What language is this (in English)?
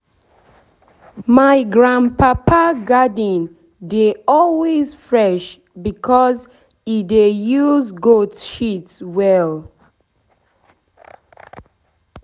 Nigerian Pidgin